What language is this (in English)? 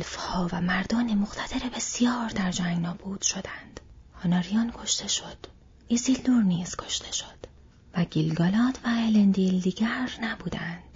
Persian